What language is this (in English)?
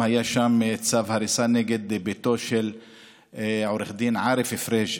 Hebrew